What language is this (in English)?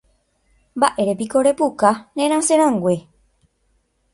Guarani